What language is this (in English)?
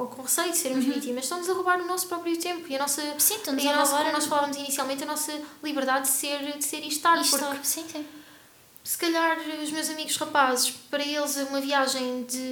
Portuguese